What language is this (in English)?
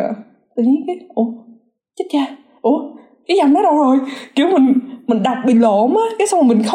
Vietnamese